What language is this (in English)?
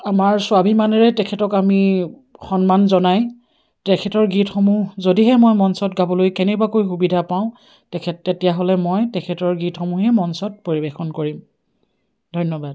Assamese